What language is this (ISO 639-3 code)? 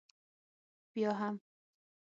pus